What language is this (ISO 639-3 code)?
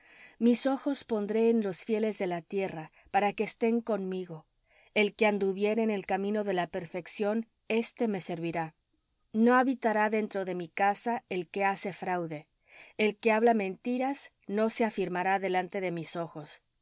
spa